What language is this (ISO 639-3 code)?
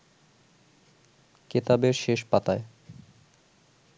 ben